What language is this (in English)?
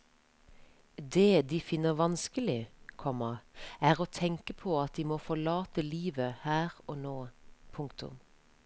Norwegian